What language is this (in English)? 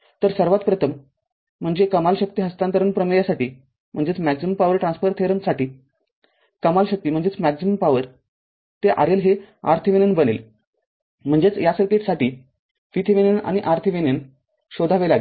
Marathi